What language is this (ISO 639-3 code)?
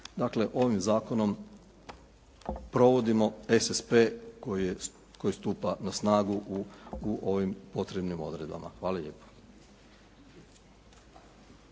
hrv